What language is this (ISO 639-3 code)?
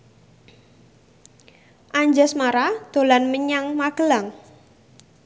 jav